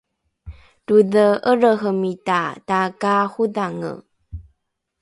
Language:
Rukai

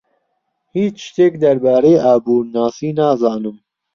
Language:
Central Kurdish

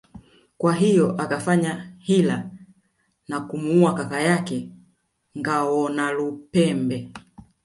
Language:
Swahili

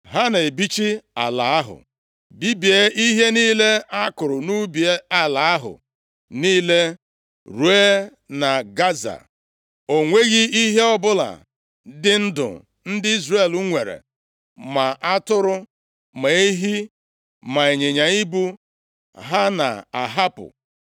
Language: Igbo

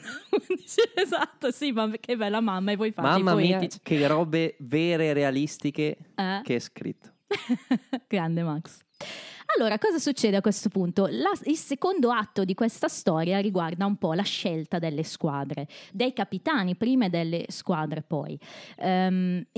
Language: Italian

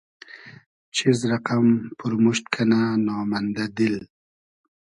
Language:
Hazaragi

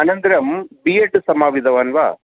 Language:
Sanskrit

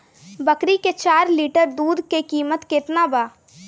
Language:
Bhojpuri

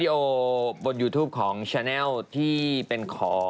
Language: Thai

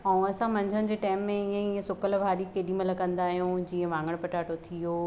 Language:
Sindhi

